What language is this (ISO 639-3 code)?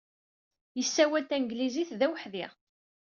kab